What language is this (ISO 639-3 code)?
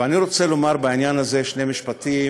heb